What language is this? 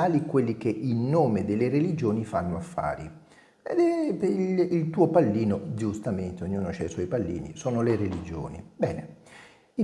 Italian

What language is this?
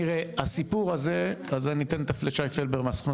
Hebrew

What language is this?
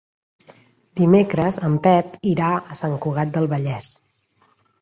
Catalan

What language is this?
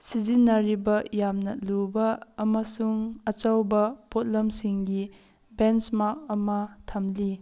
Manipuri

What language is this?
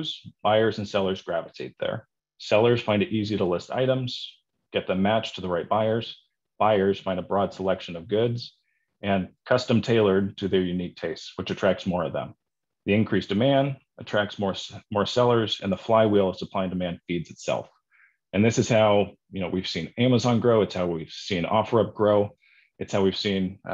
English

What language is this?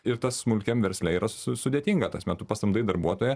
Lithuanian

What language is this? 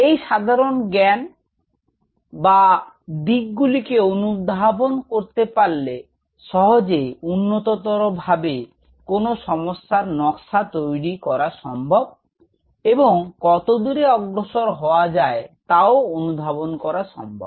Bangla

